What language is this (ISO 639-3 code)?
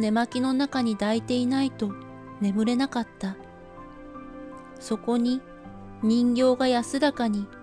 jpn